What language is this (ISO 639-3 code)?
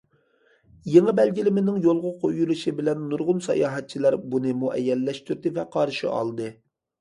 uig